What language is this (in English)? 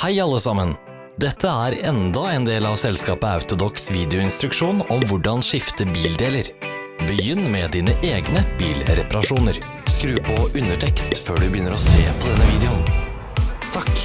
Norwegian